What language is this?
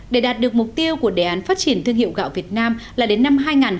Vietnamese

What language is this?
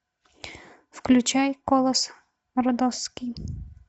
Russian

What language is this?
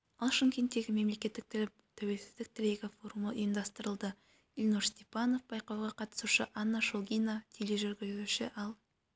Kazakh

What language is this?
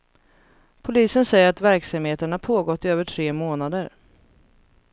Swedish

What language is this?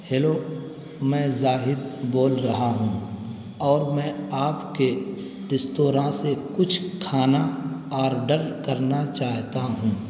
Urdu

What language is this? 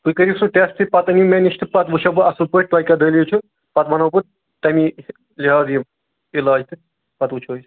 Kashmiri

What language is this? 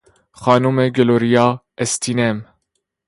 Persian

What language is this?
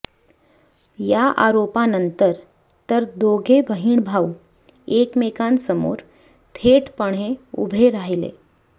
Marathi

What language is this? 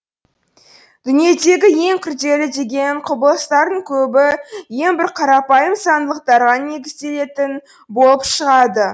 Kazakh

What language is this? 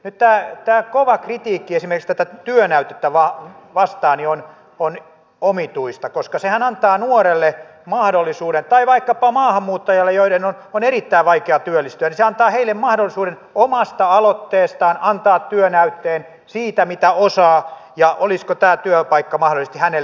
Finnish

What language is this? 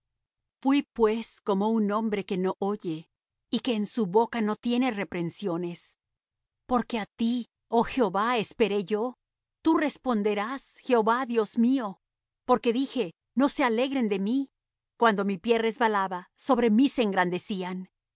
Spanish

